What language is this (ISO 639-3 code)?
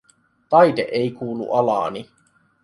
fin